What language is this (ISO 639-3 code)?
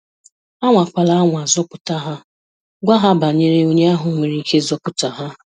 ibo